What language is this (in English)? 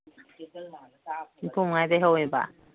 Manipuri